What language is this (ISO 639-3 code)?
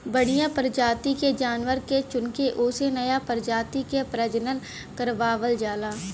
bho